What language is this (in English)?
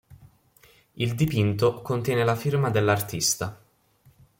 Italian